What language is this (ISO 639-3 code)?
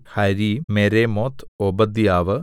mal